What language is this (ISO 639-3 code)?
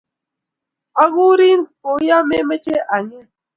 kln